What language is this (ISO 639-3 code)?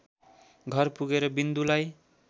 nep